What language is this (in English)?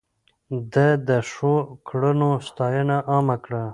Pashto